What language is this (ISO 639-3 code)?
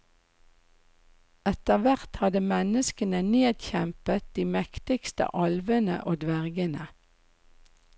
nor